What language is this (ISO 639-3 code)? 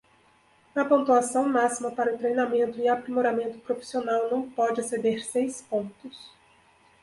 por